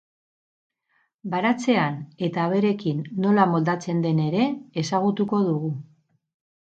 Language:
Basque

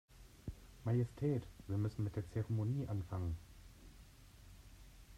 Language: German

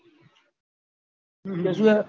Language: Gujarati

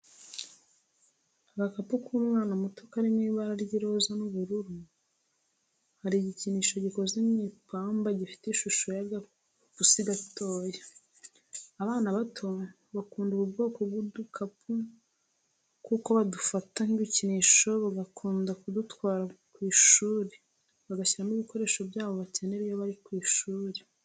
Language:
Kinyarwanda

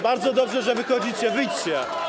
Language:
Polish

